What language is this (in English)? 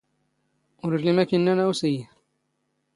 Standard Moroccan Tamazight